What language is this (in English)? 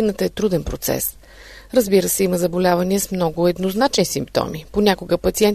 Bulgarian